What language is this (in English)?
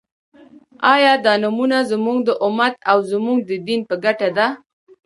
Pashto